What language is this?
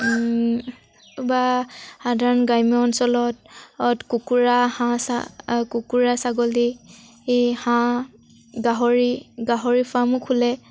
Assamese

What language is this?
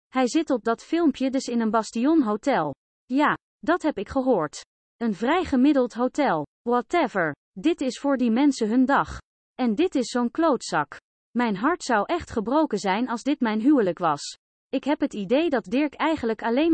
Dutch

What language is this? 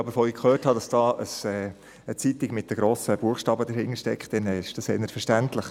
Swiss German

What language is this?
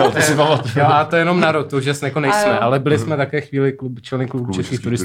Czech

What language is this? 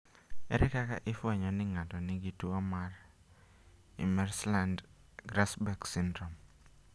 Luo (Kenya and Tanzania)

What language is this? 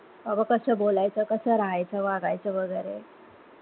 Marathi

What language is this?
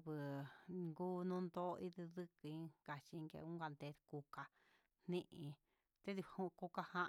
Huitepec Mixtec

